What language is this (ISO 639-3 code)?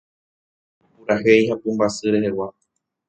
grn